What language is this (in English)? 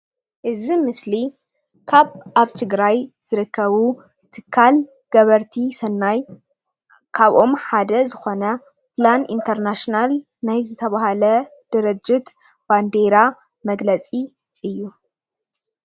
Tigrinya